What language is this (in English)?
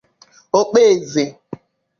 Igbo